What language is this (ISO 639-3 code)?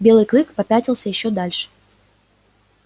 rus